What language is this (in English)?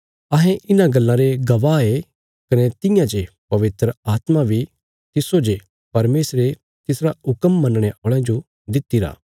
Bilaspuri